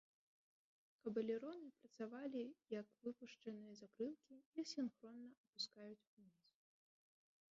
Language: Belarusian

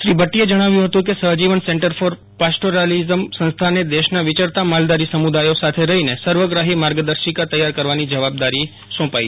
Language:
Gujarati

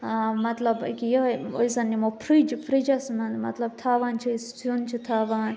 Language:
Kashmiri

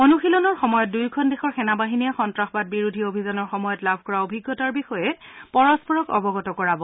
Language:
Assamese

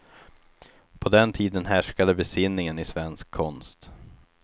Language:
Swedish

